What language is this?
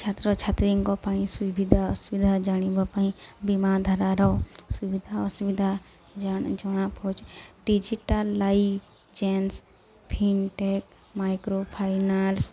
Odia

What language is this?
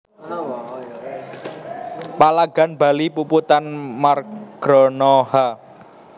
Javanese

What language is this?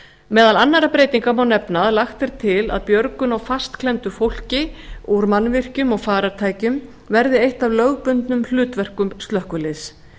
Icelandic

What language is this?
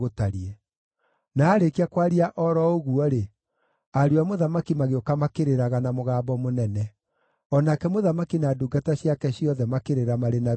Kikuyu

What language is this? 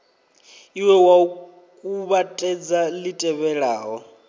Venda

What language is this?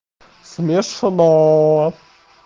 Russian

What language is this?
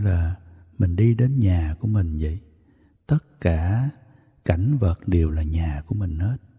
Vietnamese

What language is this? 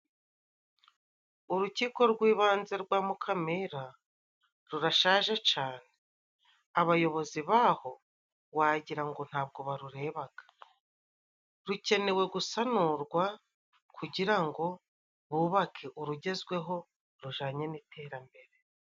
Kinyarwanda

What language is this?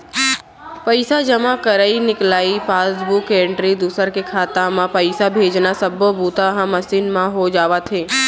Chhattisgarhi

